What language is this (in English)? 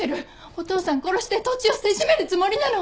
Japanese